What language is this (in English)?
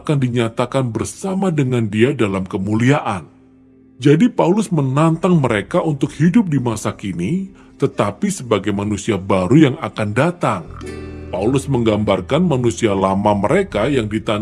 Indonesian